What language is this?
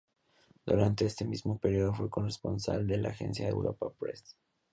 Spanish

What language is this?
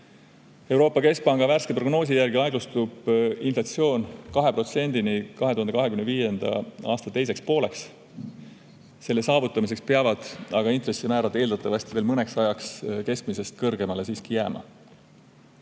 Estonian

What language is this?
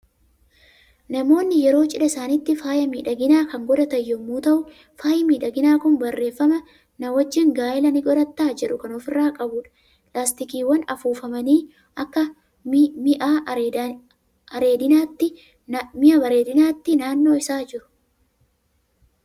Oromo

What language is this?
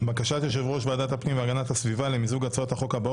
Hebrew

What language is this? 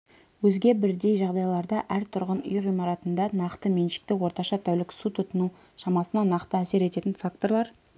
Kazakh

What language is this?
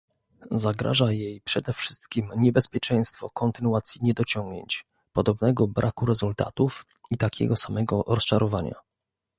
Polish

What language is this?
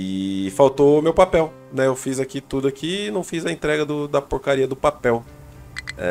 Portuguese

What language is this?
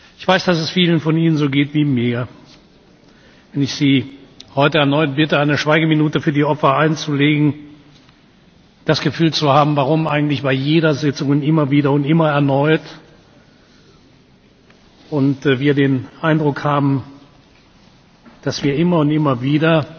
German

